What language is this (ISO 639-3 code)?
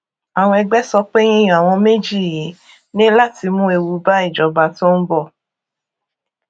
yor